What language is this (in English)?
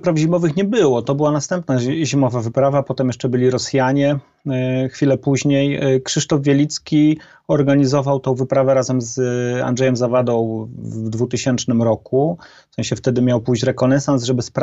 Polish